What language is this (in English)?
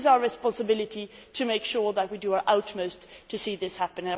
English